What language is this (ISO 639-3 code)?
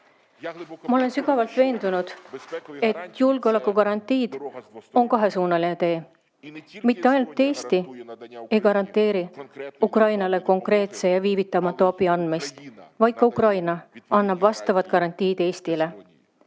est